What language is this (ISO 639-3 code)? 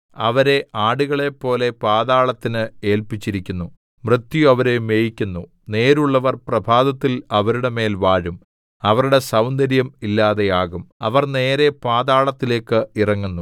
mal